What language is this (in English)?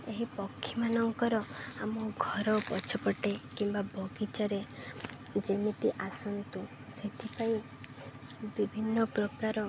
Odia